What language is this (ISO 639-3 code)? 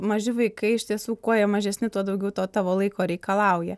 lit